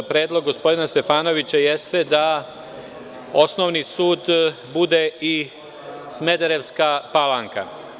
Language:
Serbian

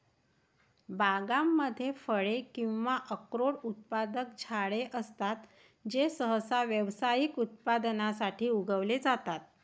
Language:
Marathi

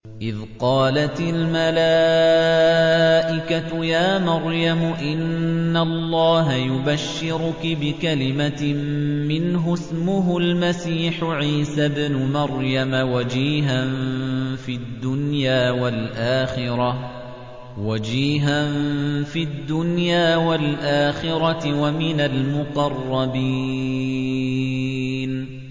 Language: Arabic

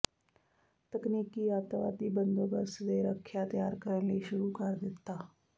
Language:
Punjabi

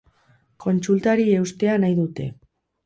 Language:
Basque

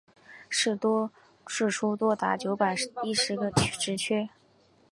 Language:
Chinese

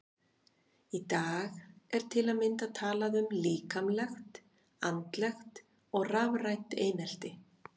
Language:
Icelandic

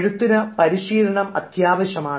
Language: Malayalam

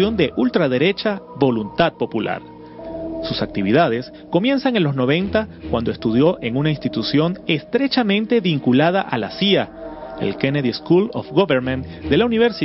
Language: Spanish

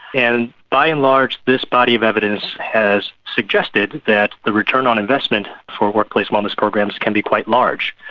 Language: English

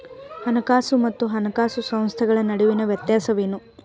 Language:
Kannada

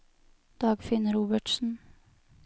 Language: Norwegian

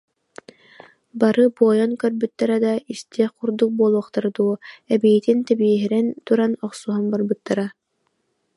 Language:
Yakut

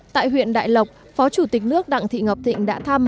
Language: Vietnamese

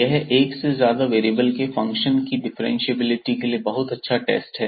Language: Hindi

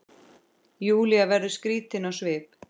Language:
Icelandic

